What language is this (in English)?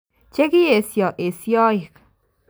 Kalenjin